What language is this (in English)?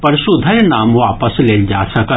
Maithili